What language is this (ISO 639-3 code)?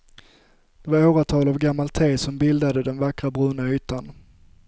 swe